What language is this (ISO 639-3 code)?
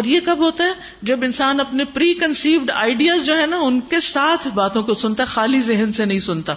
urd